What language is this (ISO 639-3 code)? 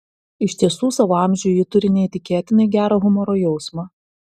lit